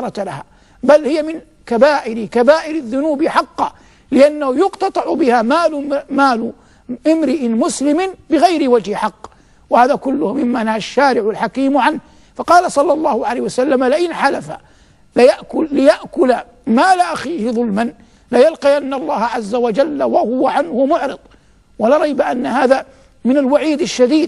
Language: Arabic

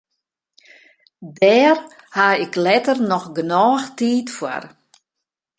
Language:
Western Frisian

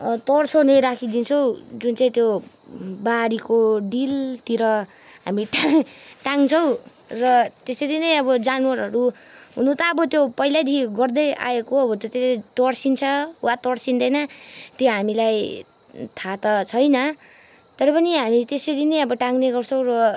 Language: Nepali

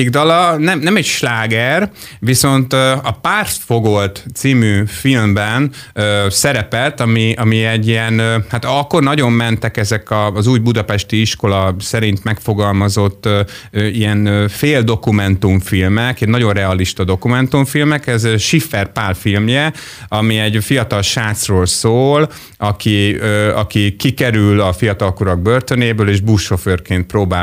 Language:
Hungarian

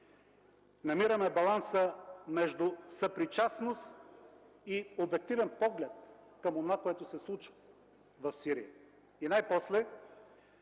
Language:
Bulgarian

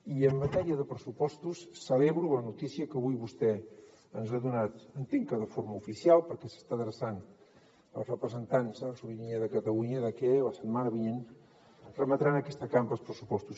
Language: Catalan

